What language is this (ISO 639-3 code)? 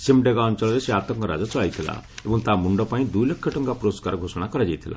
ori